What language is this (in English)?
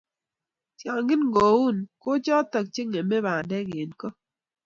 Kalenjin